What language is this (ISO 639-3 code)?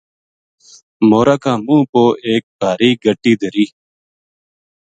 gju